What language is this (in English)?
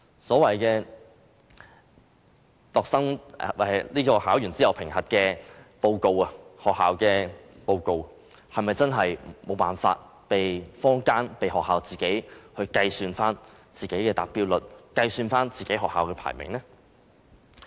Cantonese